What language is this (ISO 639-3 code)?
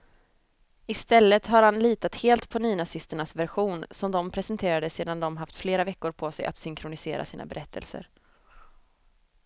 swe